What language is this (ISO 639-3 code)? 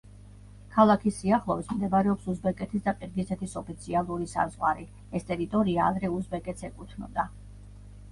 kat